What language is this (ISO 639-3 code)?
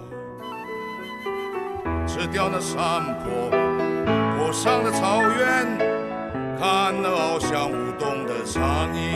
zho